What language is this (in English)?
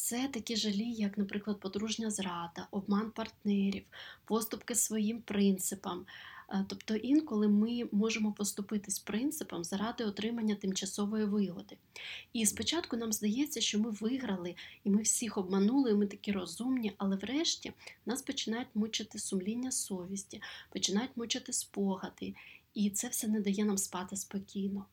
Ukrainian